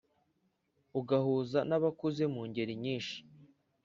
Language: Kinyarwanda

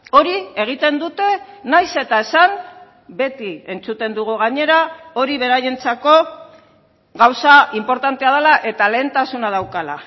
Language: Basque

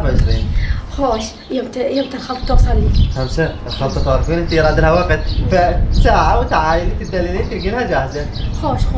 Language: Arabic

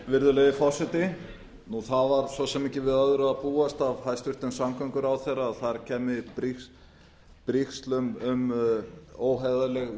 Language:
Icelandic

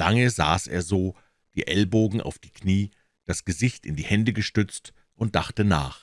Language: German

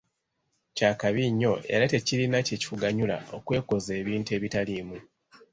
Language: Ganda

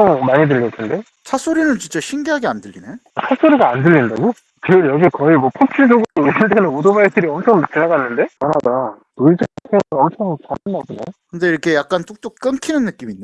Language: Korean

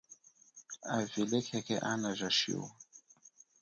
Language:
Chokwe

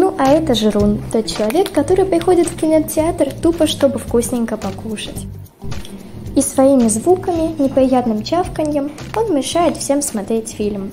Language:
Russian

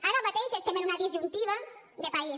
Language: Catalan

